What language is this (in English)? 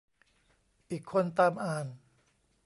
Thai